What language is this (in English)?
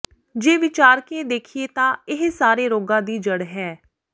Punjabi